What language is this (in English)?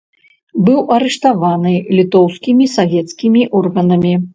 Belarusian